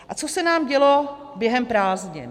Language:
Czech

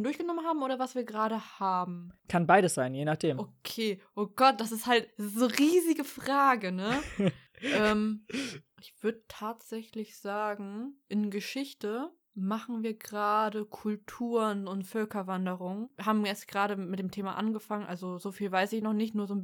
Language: German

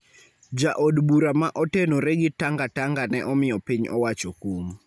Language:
Luo (Kenya and Tanzania)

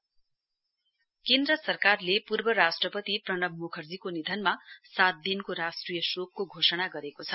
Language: Nepali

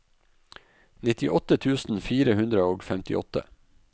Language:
Norwegian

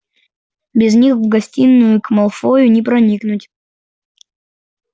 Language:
Russian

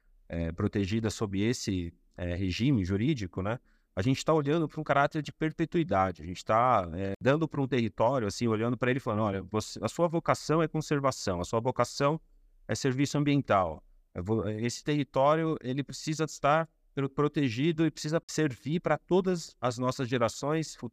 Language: Portuguese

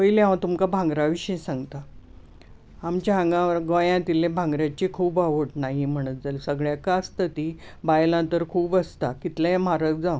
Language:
Konkani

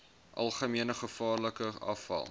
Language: Afrikaans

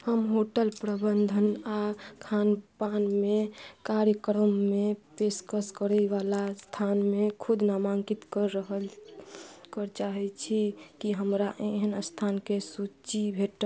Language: Maithili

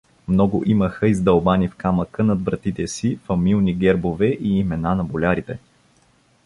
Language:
Bulgarian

